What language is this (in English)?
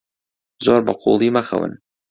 Central Kurdish